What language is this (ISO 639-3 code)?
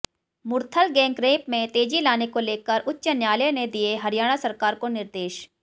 hin